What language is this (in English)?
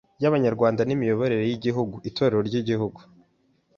Kinyarwanda